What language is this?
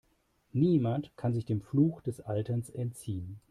German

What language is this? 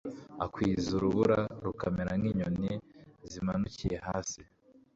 Kinyarwanda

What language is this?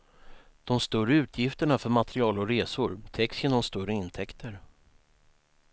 Swedish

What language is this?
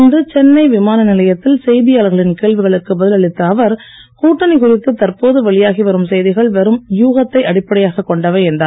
Tamil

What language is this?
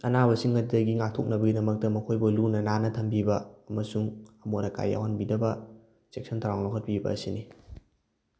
Manipuri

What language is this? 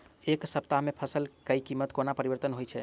Maithili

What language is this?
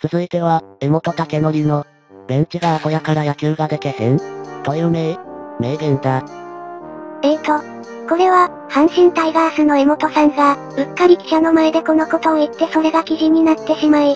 Japanese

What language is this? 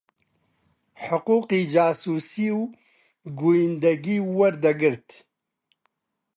Central Kurdish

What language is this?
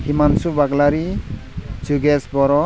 Bodo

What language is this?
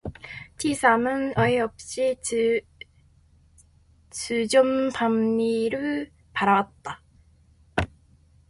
Korean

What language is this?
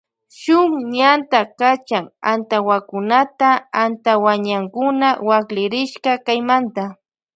Loja Highland Quichua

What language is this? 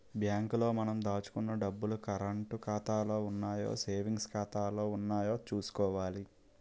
Telugu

